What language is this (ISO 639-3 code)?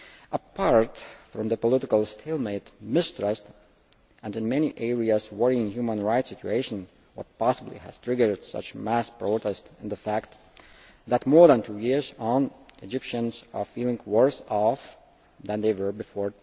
eng